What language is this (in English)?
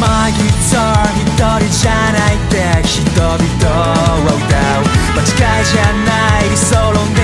Korean